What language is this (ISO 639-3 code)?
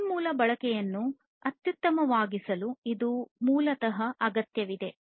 kan